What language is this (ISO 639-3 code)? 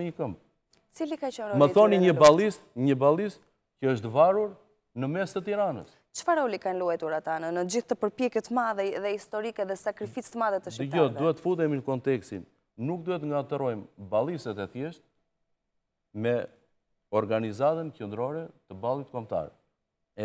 ron